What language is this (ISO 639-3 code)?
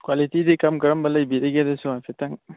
mni